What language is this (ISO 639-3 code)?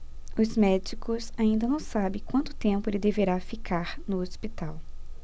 por